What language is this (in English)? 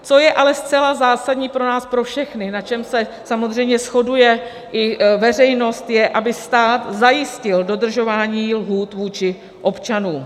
Czech